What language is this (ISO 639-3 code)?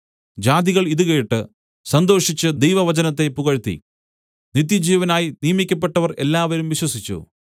mal